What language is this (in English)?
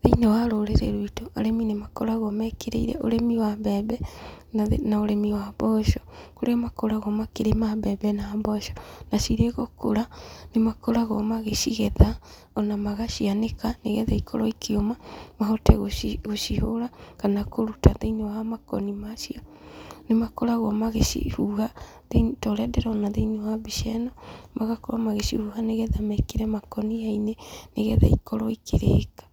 Kikuyu